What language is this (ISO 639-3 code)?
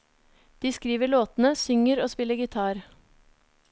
nor